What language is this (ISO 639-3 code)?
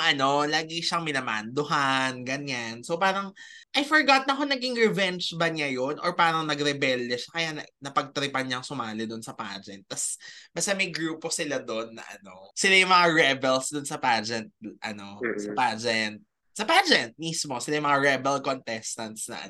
fil